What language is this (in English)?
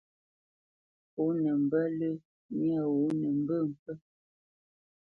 Bamenyam